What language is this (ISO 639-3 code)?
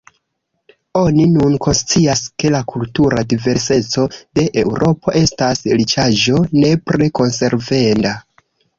epo